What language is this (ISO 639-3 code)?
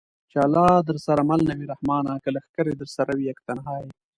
pus